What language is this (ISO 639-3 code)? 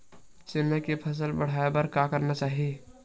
hne